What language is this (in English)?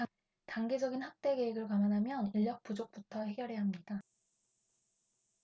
Korean